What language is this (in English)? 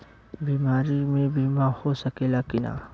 Bhojpuri